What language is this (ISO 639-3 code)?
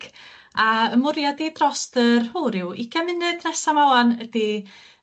cym